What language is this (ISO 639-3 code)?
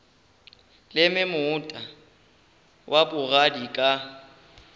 nso